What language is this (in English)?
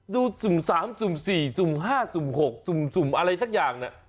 Thai